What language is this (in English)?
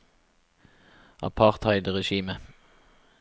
Norwegian